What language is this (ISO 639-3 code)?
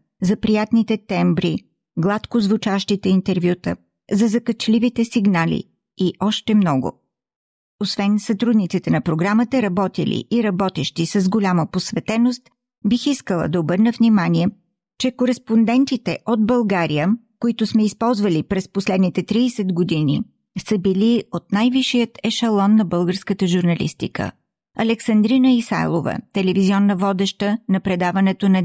bul